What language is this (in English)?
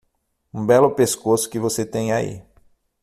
Portuguese